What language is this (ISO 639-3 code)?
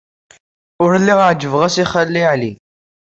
kab